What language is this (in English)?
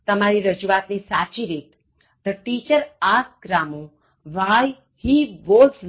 Gujarati